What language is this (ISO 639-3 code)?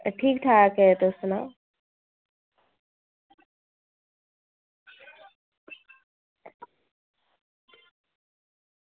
doi